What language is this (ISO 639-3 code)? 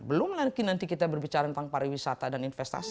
ind